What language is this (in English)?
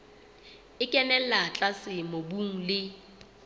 Southern Sotho